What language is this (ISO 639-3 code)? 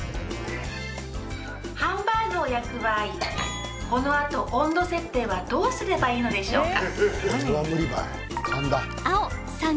jpn